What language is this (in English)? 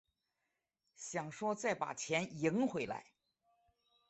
Chinese